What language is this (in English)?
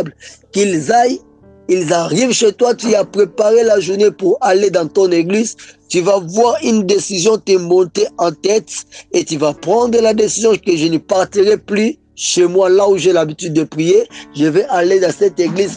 French